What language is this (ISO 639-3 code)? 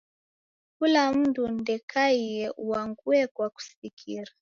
dav